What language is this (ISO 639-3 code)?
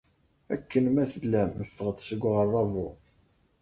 kab